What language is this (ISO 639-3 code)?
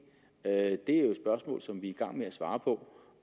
dan